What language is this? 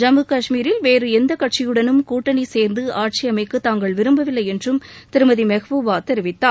Tamil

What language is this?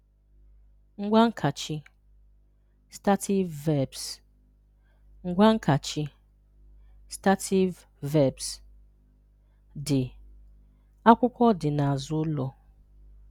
Igbo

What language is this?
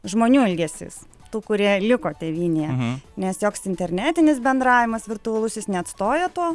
Lithuanian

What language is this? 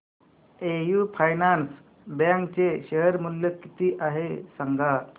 Marathi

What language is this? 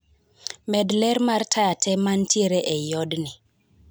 Luo (Kenya and Tanzania)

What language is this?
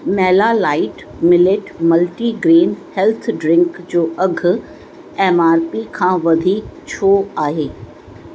Sindhi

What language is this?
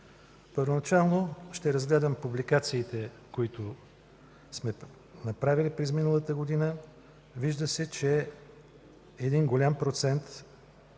Bulgarian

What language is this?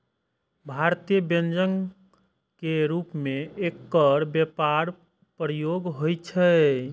Maithili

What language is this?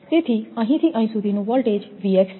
Gujarati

